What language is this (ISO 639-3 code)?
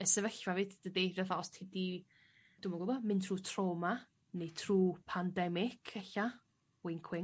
cym